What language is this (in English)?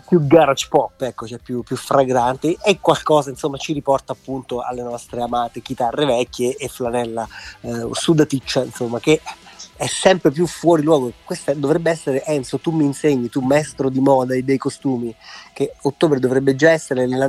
Italian